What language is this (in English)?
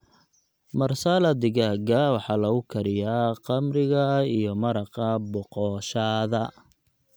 Somali